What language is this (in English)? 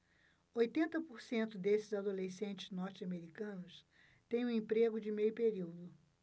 Portuguese